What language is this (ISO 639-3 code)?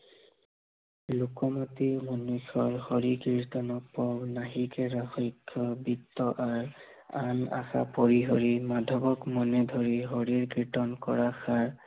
asm